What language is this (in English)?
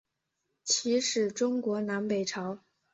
Chinese